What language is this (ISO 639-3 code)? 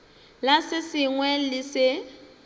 nso